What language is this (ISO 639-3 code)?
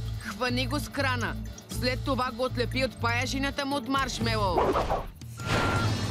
bul